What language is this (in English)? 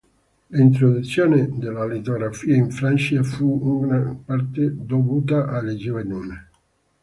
Italian